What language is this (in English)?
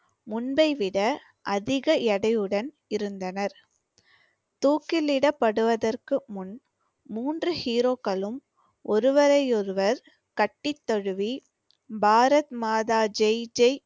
Tamil